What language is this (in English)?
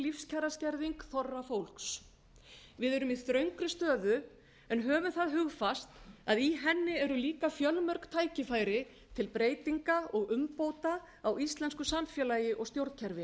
Icelandic